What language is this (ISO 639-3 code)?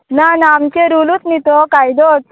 kok